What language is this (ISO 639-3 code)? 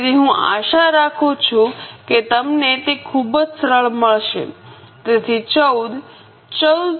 guj